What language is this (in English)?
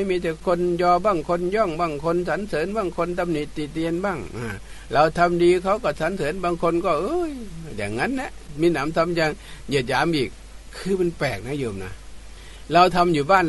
Thai